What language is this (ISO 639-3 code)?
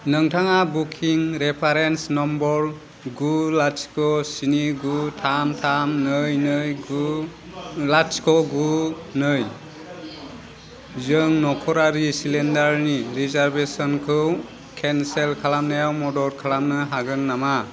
brx